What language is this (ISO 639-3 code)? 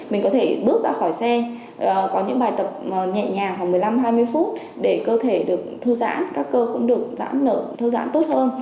vie